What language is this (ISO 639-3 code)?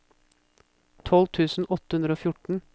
nor